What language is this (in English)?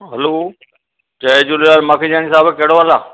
Sindhi